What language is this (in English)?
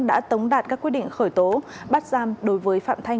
Vietnamese